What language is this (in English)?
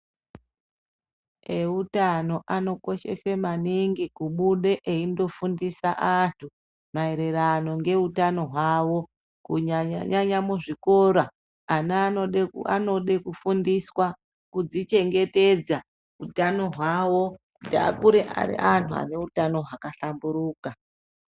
Ndau